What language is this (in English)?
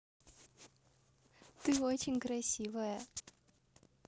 Russian